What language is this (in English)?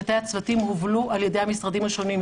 Hebrew